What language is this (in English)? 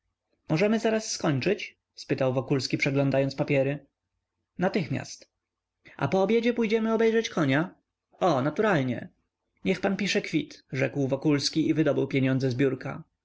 Polish